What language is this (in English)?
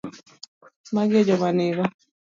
Luo (Kenya and Tanzania)